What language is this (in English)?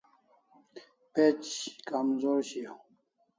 Kalasha